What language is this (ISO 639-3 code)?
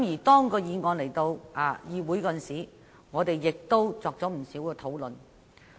yue